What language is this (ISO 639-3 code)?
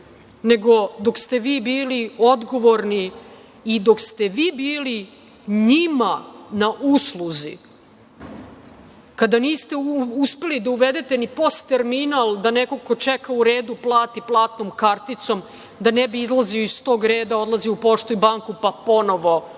srp